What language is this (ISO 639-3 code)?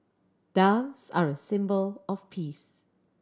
eng